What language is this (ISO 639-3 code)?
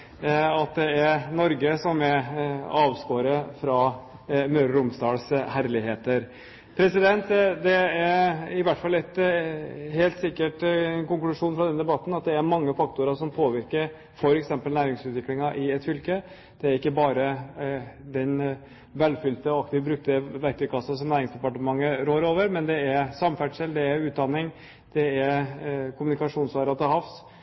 nob